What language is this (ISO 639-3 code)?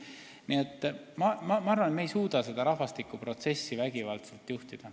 est